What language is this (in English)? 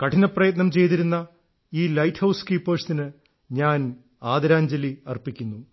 Malayalam